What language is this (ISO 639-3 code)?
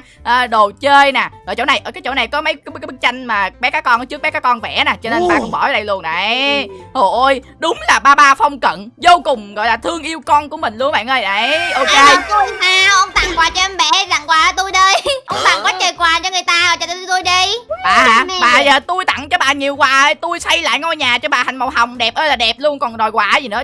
vie